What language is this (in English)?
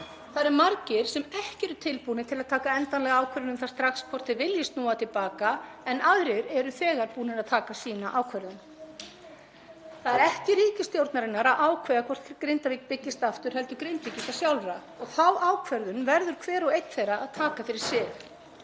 Icelandic